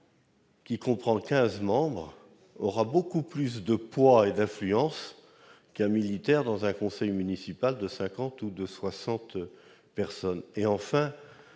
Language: French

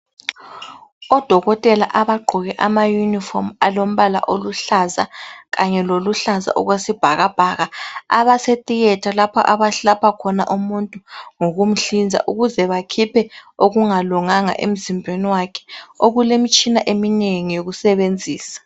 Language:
North Ndebele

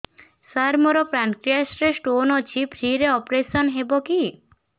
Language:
Odia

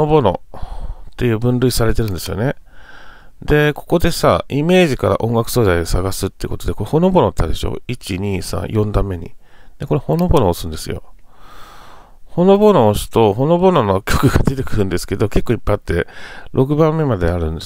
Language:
Japanese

